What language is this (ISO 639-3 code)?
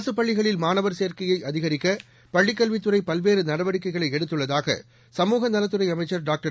tam